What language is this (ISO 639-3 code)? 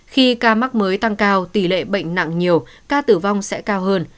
vie